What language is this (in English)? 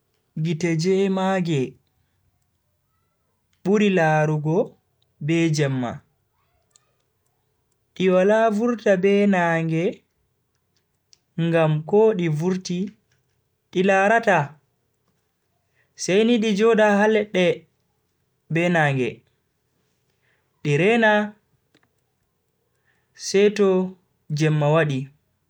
Bagirmi Fulfulde